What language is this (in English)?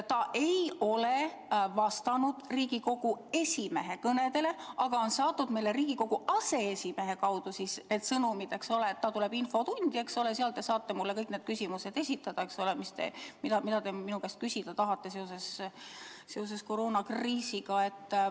Estonian